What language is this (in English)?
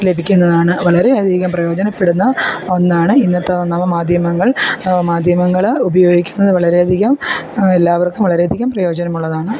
Malayalam